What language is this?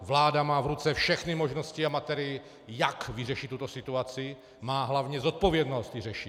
Czech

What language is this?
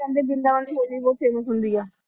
Punjabi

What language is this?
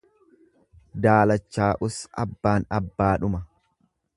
Oromo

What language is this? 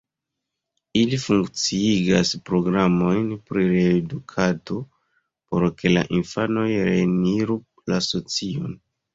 Esperanto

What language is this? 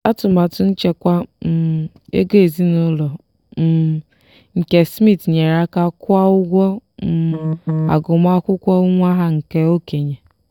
Igbo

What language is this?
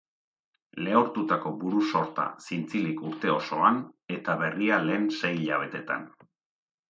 Basque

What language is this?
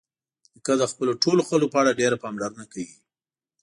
Pashto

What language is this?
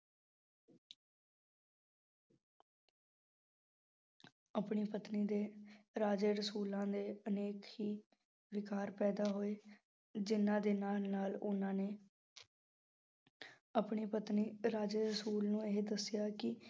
Punjabi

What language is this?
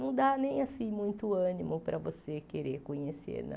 Portuguese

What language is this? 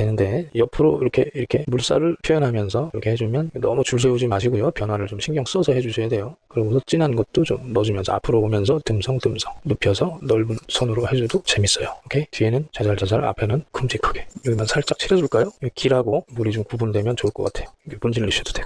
Korean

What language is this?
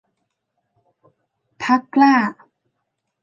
Thai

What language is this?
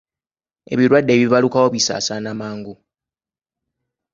Ganda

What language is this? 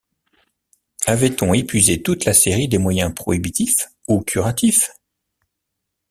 French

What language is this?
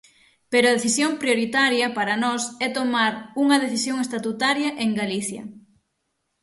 Galician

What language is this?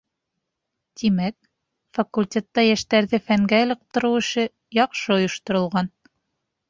Bashkir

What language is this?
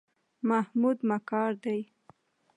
Pashto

